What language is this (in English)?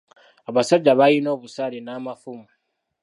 Ganda